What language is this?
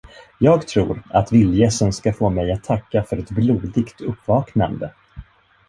Swedish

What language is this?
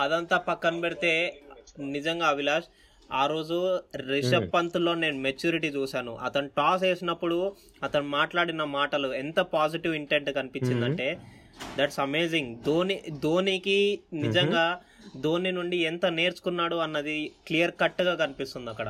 Telugu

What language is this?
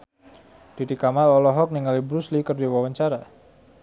Sundanese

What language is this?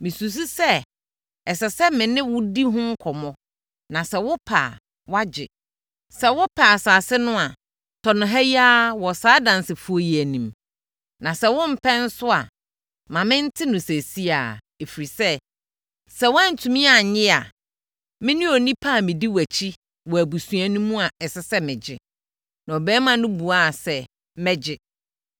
Akan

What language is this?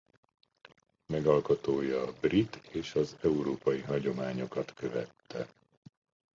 Hungarian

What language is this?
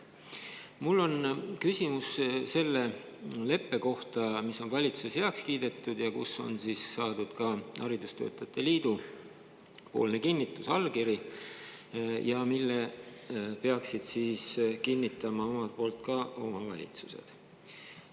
Estonian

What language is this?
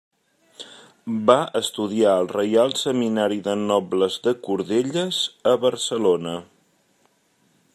Catalan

